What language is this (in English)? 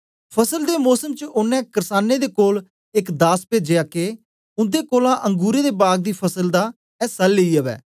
Dogri